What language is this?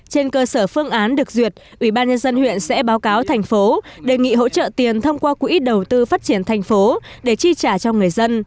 Vietnamese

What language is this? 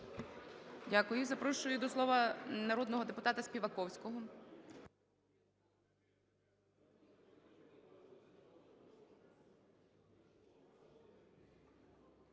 Ukrainian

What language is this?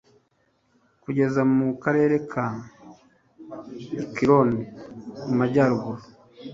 Kinyarwanda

